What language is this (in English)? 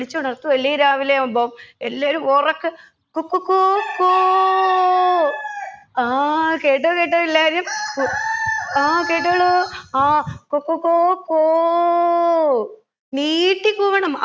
Malayalam